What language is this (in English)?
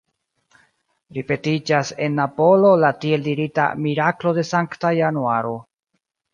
Esperanto